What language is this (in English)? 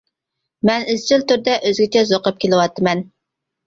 Uyghur